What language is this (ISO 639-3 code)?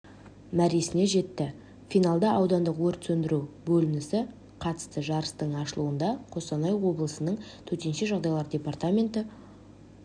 kaz